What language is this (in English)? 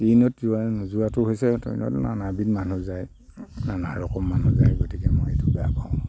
Assamese